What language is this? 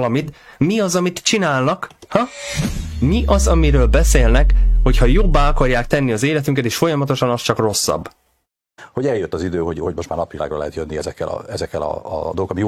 Hungarian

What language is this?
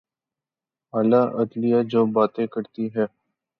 Urdu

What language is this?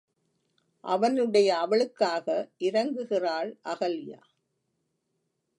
Tamil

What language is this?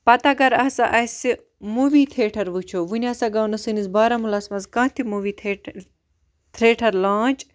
Kashmiri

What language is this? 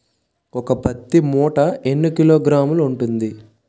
Telugu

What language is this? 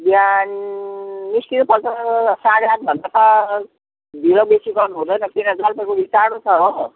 Nepali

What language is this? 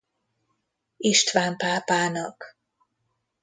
Hungarian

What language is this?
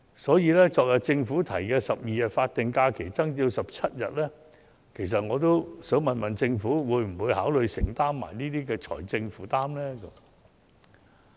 Cantonese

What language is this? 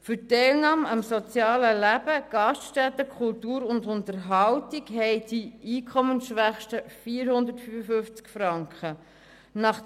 Swiss German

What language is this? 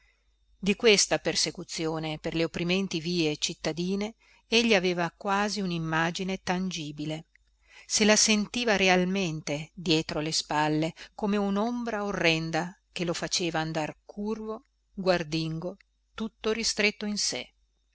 Italian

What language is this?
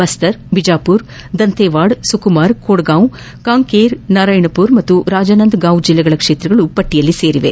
Kannada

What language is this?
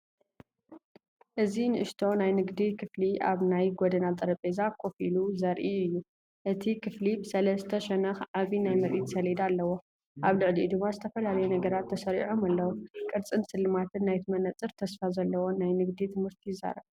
Tigrinya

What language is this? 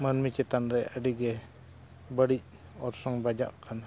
Santali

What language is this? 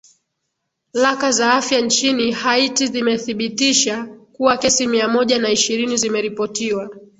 Swahili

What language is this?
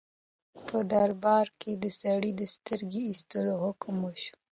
Pashto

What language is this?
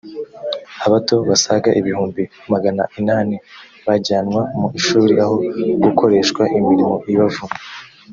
Kinyarwanda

